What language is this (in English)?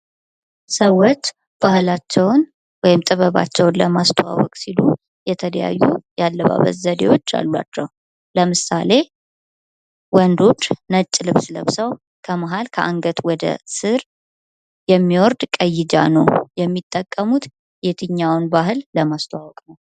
Amharic